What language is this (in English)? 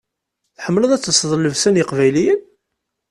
Kabyle